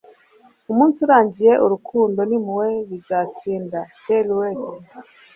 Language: Kinyarwanda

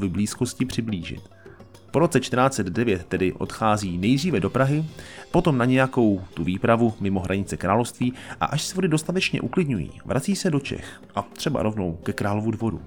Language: Czech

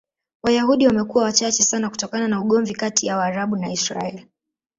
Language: Swahili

